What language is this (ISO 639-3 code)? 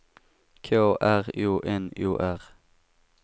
swe